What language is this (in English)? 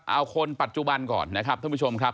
Thai